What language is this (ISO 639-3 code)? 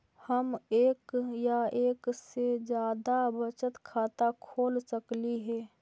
mag